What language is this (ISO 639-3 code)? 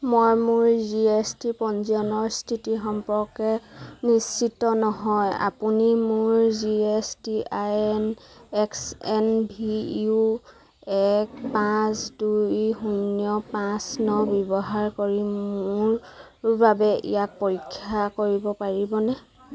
asm